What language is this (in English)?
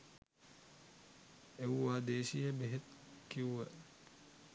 Sinhala